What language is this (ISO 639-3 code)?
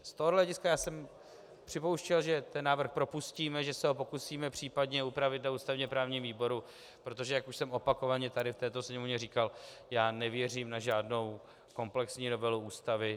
ces